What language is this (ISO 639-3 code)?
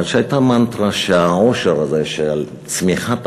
heb